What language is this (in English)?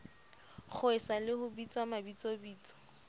Southern Sotho